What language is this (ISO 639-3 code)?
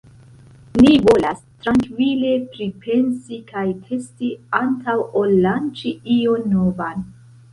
epo